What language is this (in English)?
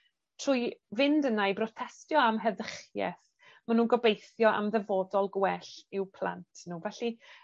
Welsh